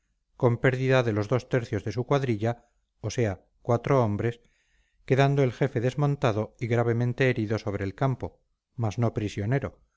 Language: Spanish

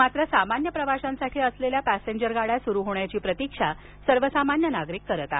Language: Marathi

